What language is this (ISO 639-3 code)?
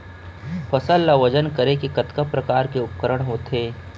hne